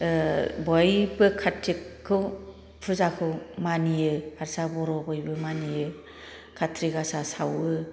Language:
Bodo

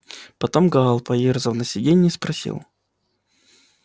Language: Russian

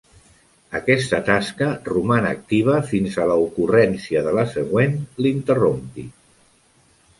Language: Catalan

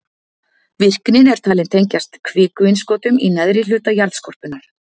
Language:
Icelandic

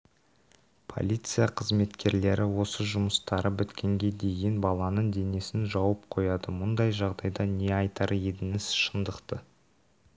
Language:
Kazakh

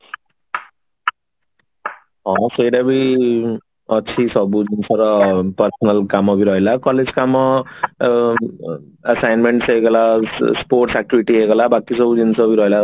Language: Odia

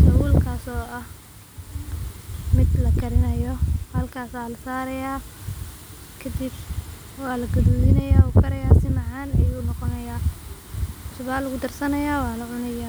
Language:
Somali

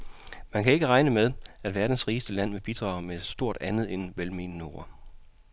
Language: Danish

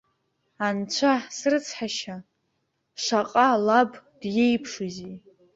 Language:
Abkhazian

